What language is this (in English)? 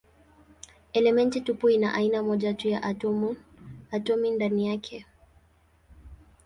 Swahili